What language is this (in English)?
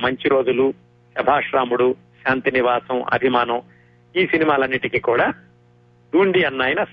Telugu